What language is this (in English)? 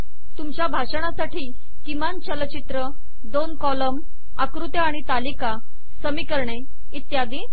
Marathi